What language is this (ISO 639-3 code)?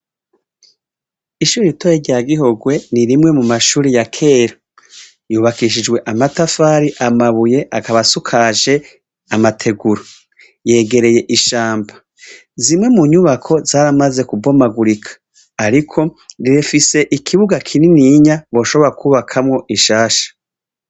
run